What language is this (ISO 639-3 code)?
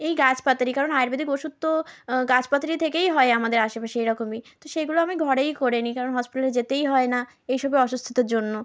ben